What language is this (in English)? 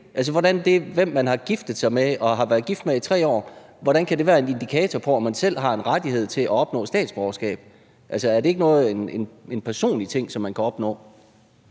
Danish